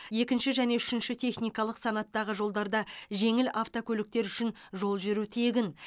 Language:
Kazakh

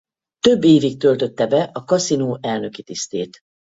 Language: Hungarian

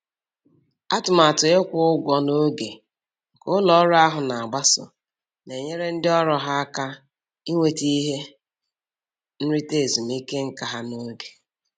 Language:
Igbo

